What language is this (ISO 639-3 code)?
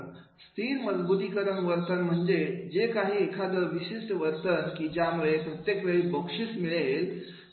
mar